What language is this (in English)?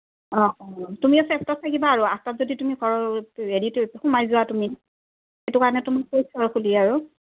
Assamese